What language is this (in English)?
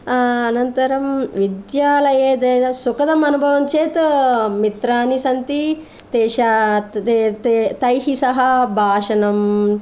Sanskrit